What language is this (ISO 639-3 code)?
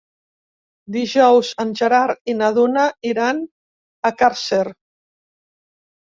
cat